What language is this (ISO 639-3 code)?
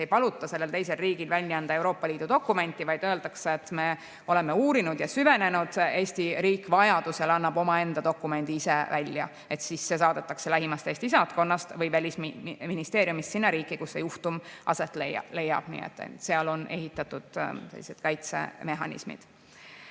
est